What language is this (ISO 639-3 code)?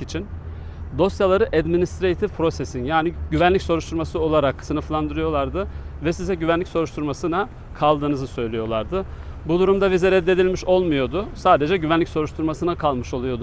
tur